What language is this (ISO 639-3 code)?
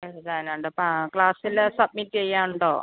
mal